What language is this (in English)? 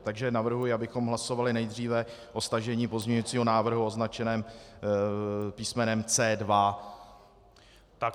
Czech